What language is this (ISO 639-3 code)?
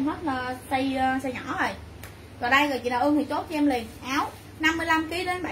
vie